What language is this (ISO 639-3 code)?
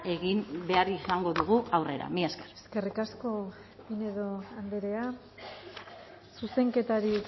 eus